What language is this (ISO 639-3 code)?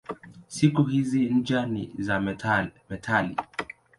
swa